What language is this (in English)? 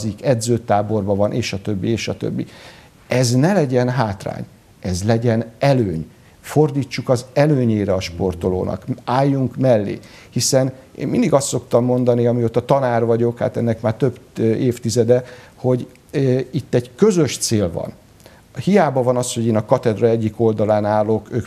Hungarian